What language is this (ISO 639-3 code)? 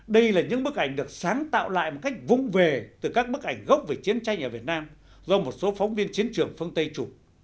vie